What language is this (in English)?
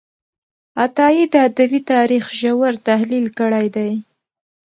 Pashto